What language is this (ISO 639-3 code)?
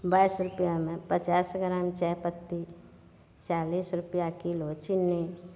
mai